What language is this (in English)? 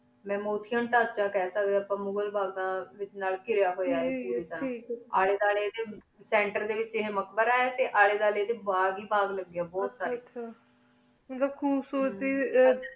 Punjabi